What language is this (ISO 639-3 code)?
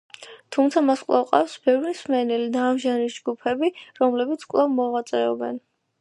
kat